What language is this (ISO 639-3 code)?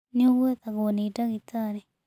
kik